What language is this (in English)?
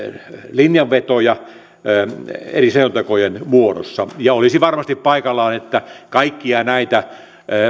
Finnish